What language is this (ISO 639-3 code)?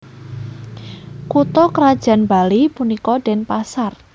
jav